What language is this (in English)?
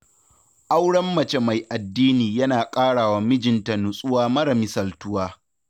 Hausa